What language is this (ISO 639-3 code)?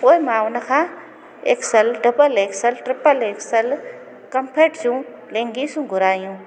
snd